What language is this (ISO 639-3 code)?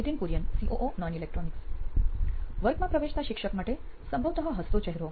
guj